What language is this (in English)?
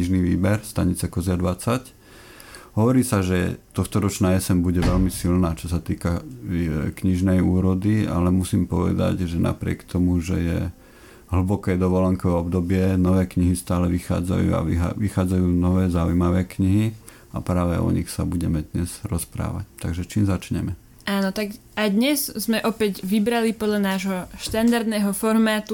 Slovak